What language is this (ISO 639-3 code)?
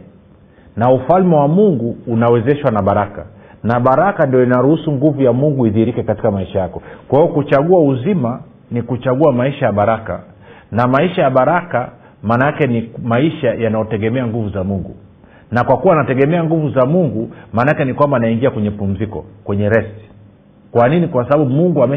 swa